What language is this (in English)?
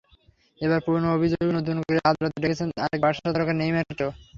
Bangla